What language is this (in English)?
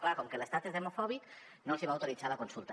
Catalan